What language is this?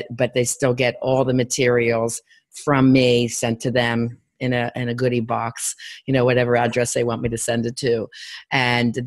English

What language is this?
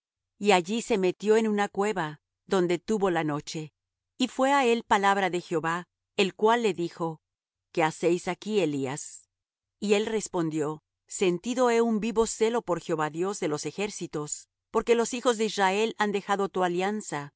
Spanish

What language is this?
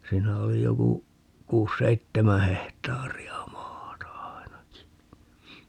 Finnish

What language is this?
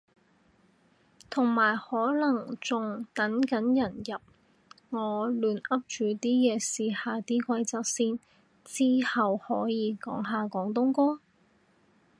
Cantonese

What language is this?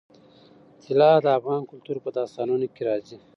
Pashto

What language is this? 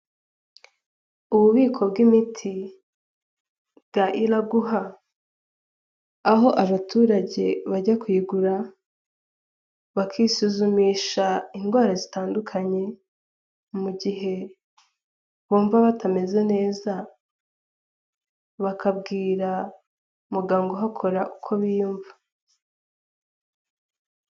Kinyarwanda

